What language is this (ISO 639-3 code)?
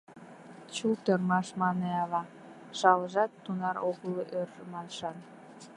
chm